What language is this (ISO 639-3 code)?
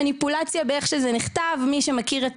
heb